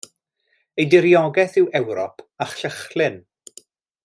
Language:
Welsh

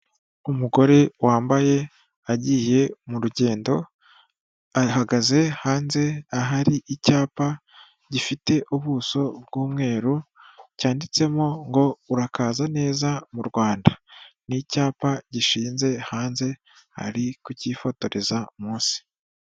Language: Kinyarwanda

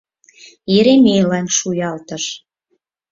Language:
Mari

